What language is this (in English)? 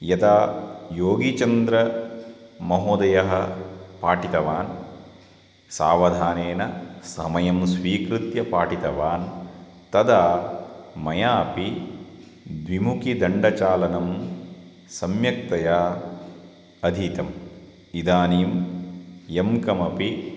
Sanskrit